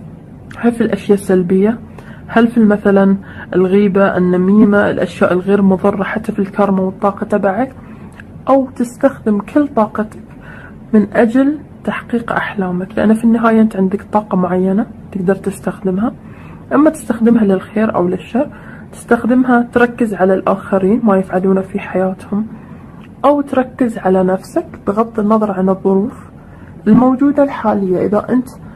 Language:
Arabic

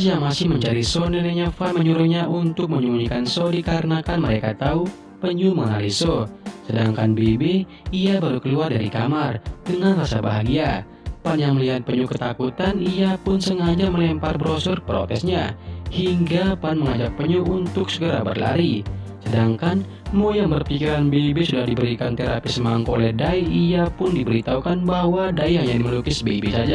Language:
Indonesian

